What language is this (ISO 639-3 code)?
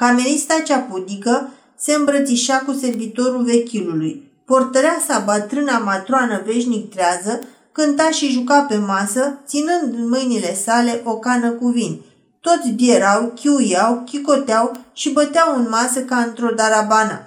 ron